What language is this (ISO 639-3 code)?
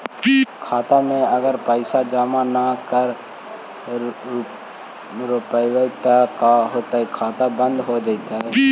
mag